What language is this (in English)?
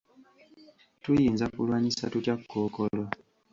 Ganda